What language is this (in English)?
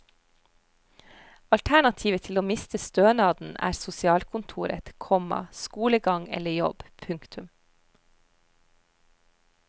Norwegian